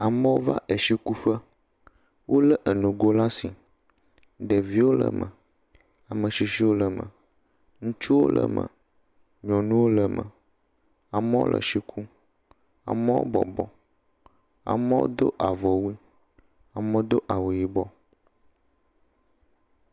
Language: Ewe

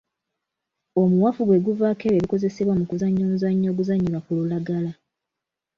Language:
Ganda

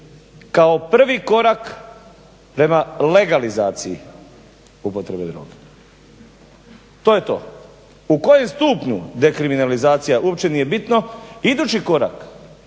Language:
Croatian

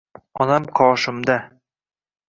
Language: Uzbek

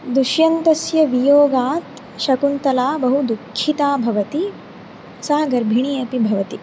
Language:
Sanskrit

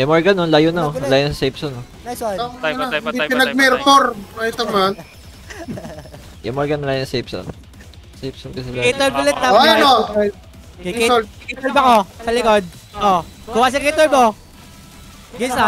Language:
Filipino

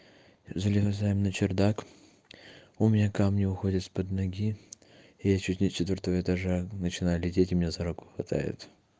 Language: Russian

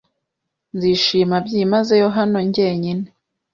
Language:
Kinyarwanda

